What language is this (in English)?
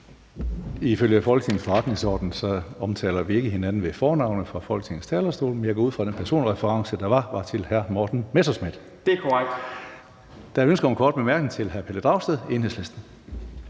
Danish